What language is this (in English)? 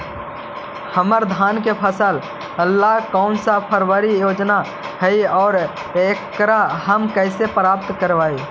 Magahi